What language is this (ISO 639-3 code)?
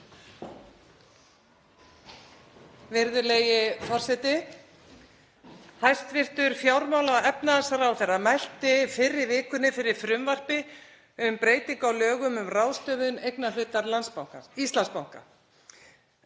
isl